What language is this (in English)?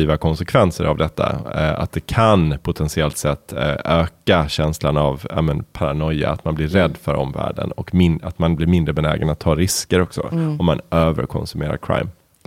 Swedish